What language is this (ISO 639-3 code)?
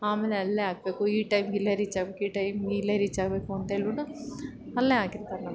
kan